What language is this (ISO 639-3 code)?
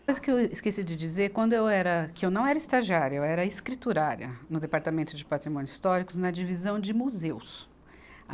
por